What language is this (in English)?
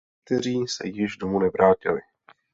Czech